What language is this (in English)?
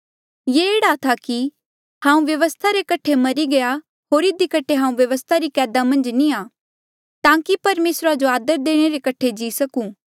Mandeali